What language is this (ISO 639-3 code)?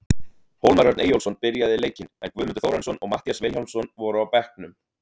isl